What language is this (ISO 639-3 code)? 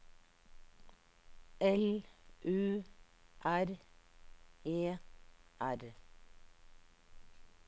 nor